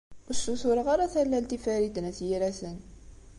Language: Kabyle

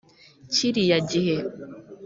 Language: Kinyarwanda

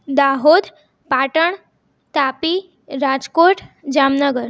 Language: Gujarati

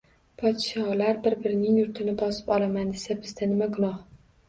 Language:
Uzbek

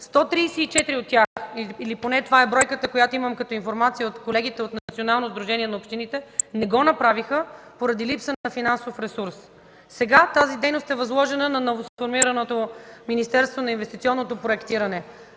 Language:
Bulgarian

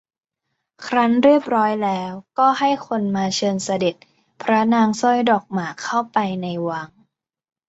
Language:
Thai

